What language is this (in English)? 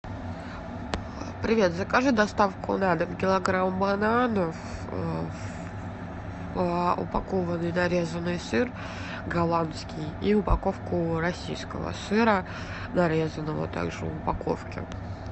Russian